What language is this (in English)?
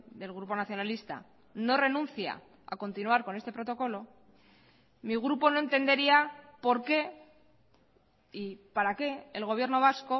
Spanish